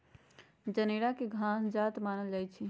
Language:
Magahi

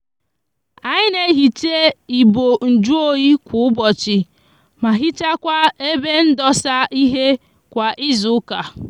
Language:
Igbo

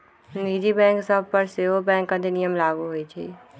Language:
Magahi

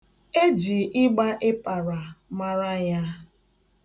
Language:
Igbo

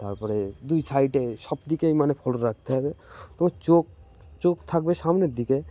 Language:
Bangla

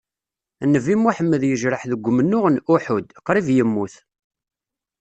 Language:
Kabyle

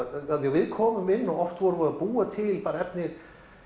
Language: Icelandic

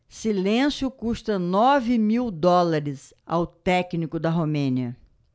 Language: Portuguese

